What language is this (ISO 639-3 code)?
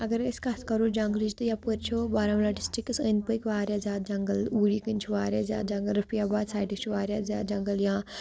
kas